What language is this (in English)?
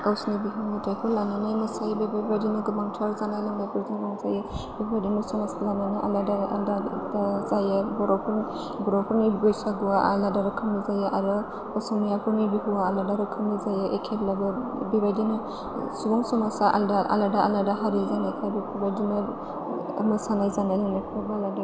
Bodo